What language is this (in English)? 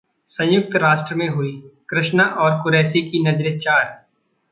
Hindi